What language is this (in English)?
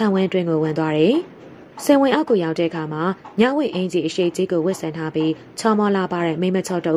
Thai